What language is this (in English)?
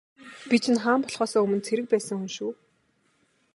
Mongolian